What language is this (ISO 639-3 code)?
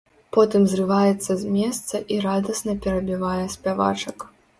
bel